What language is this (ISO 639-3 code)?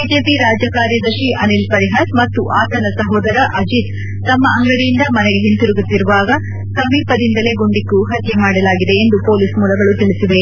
kan